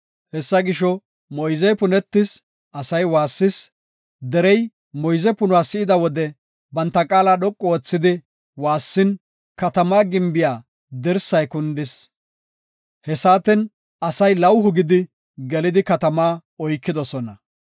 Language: Gofa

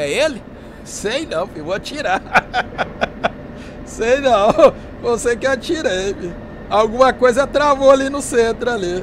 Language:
Portuguese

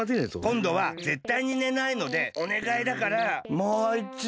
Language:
Japanese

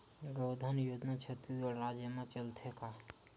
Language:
Chhattisgarhi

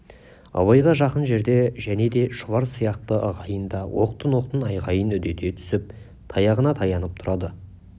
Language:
Kazakh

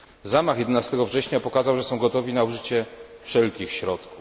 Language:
Polish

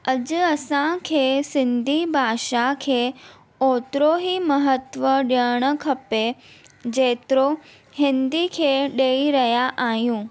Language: Sindhi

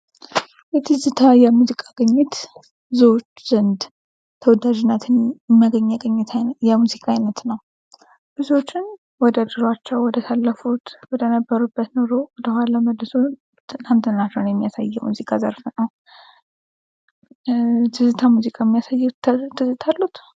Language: Amharic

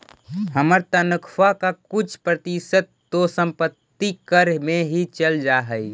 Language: Magahi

